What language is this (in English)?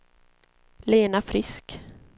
Swedish